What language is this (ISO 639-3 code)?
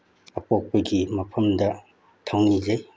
mni